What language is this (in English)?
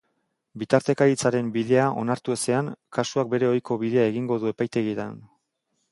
Basque